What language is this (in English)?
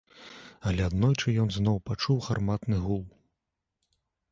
Belarusian